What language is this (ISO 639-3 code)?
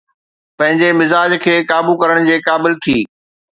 snd